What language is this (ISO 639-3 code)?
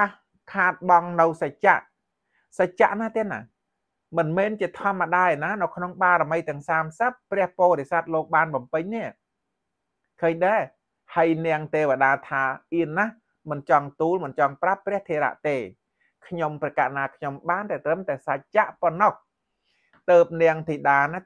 tha